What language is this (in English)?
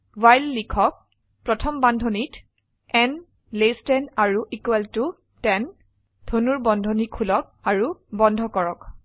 Assamese